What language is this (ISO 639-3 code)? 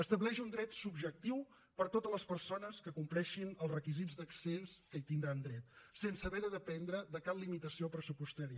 cat